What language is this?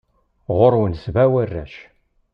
Kabyle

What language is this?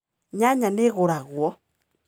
Kikuyu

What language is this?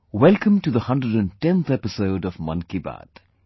English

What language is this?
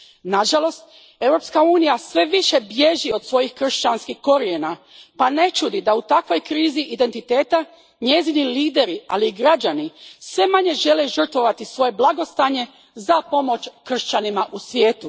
Croatian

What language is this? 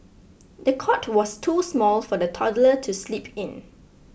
English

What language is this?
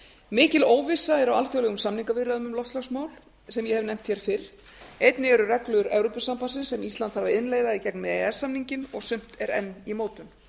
Icelandic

